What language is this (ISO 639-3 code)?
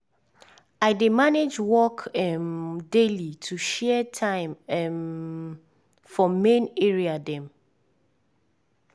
pcm